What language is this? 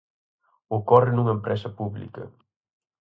Galician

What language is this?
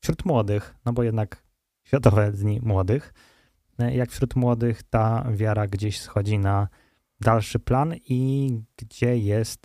Polish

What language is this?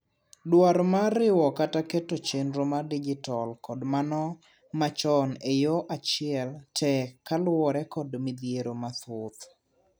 Luo (Kenya and Tanzania)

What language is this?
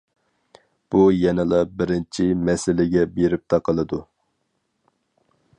Uyghur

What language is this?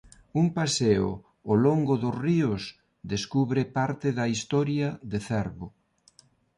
Galician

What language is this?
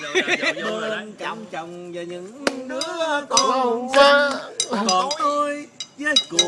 Vietnamese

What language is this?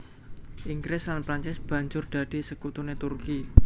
Javanese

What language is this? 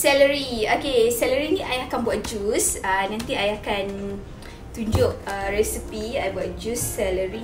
Malay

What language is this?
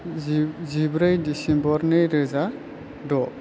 Bodo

